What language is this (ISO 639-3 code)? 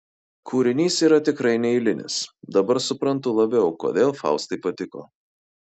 lit